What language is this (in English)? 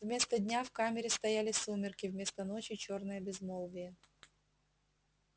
Russian